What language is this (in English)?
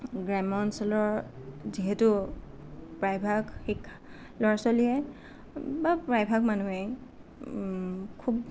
Assamese